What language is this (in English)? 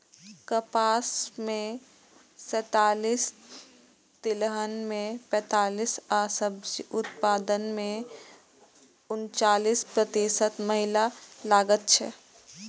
Maithili